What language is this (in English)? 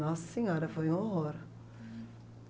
Portuguese